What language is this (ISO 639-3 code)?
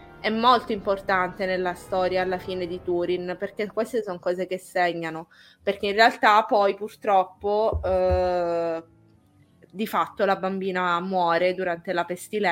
ita